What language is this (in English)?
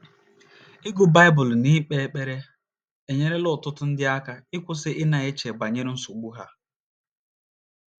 Igbo